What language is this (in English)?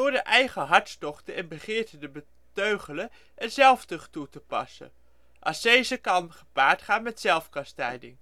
Dutch